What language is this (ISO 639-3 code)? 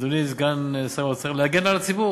heb